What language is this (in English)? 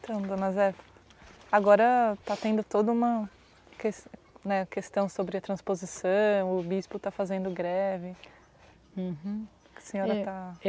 Portuguese